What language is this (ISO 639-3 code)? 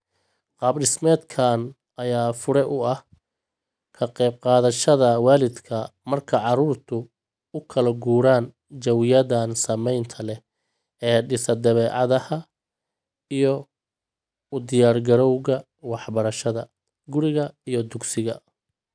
som